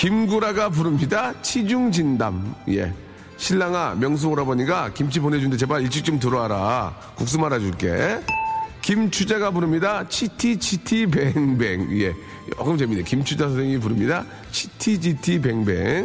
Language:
Korean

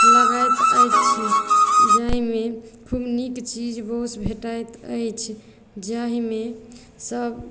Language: Maithili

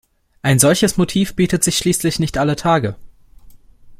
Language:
German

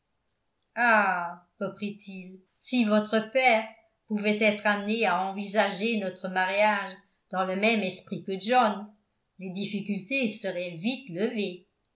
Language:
French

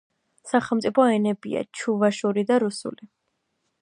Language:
Georgian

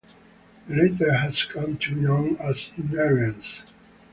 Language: English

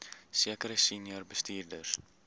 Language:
Afrikaans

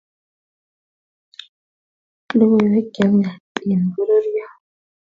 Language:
Kalenjin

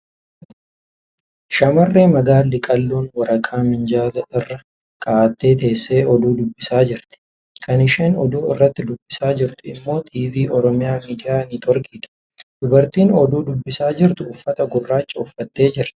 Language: Oromo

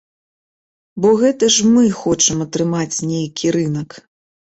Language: Belarusian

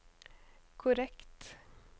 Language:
Norwegian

